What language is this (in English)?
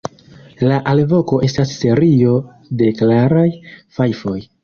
Esperanto